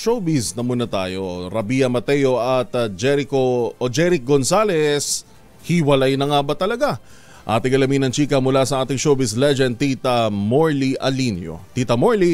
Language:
Filipino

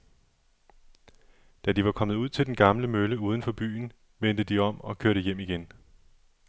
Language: Danish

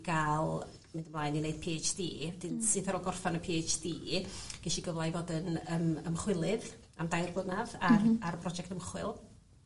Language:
Welsh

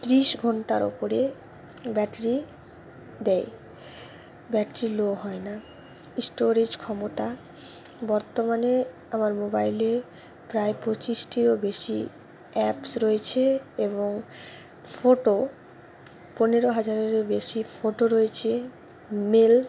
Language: Bangla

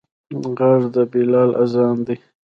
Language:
Pashto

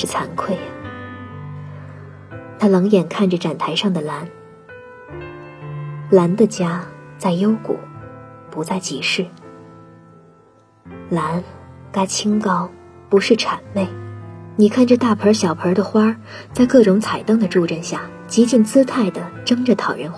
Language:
Chinese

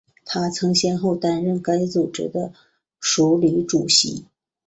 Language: Chinese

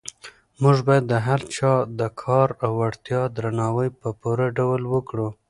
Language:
Pashto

